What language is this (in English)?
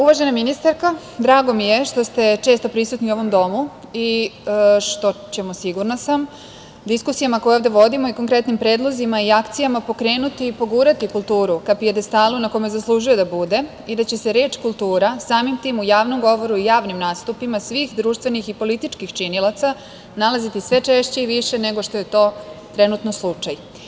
Serbian